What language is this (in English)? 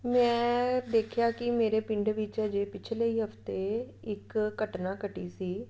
Punjabi